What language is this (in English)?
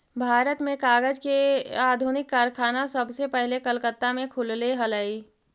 Magahi